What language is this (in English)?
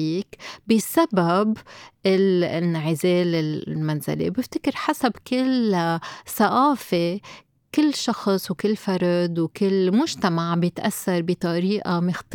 Arabic